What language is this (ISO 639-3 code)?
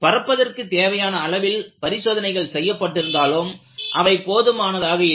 tam